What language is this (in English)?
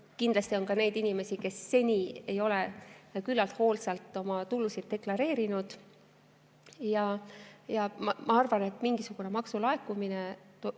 Estonian